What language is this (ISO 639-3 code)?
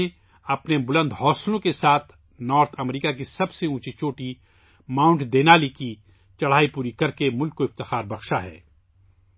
urd